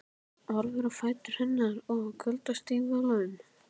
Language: Icelandic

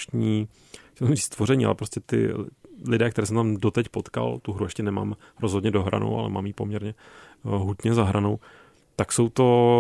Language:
Czech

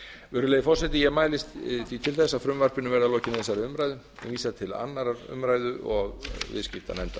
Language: Icelandic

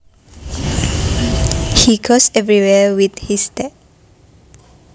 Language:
Javanese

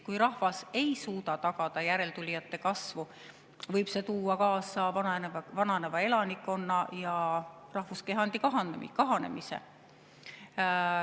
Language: Estonian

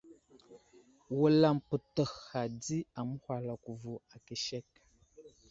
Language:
Wuzlam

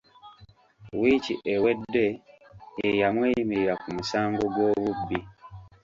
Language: Ganda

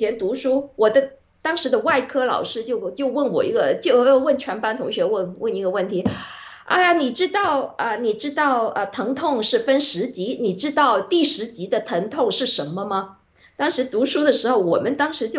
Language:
Chinese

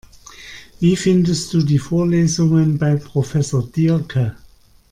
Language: German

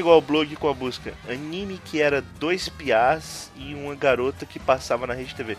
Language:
Portuguese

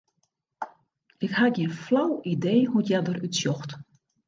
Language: Western Frisian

